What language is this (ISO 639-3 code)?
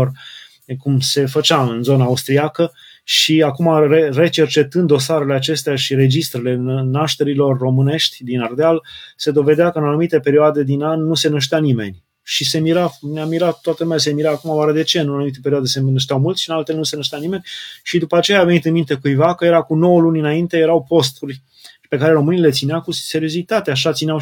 ron